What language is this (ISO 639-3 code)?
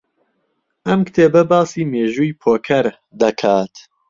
ckb